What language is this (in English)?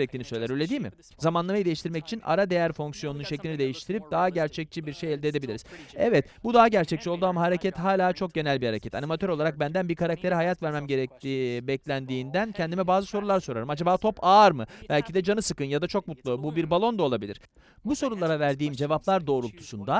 Turkish